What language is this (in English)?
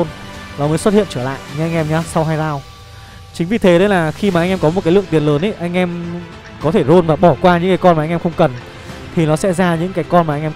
Vietnamese